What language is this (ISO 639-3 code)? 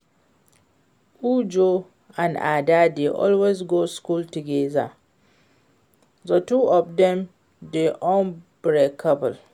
pcm